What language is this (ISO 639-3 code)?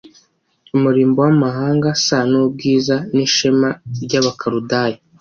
kin